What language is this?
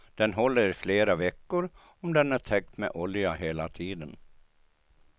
Swedish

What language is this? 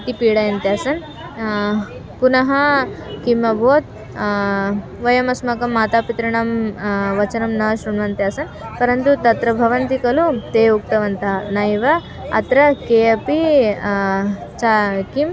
Sanskrit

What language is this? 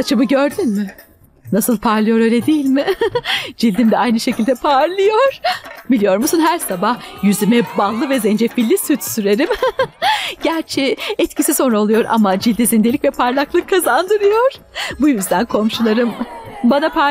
Turkish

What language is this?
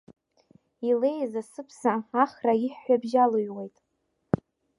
Abkhazian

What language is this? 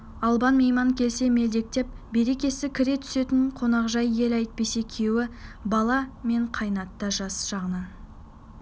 Kazakh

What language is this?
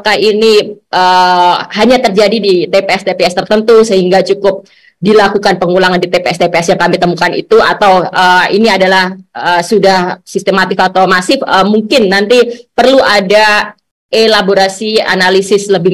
Indonesian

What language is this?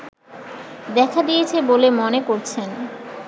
Bangla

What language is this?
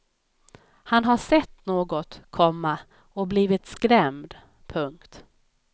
Swedish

